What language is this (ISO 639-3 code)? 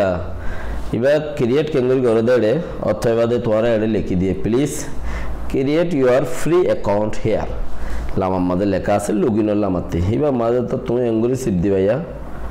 ben